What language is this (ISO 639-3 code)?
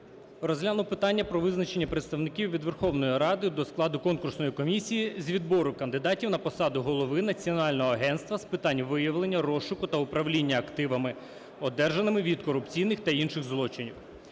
ukr